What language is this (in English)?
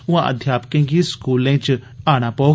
Dogri